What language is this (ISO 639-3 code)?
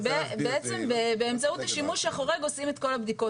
heb